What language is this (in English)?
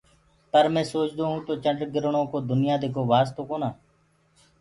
Gurgula